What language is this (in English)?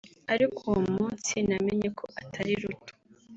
Kinyarwanda